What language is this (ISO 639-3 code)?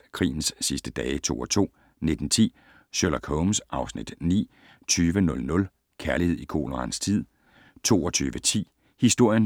dan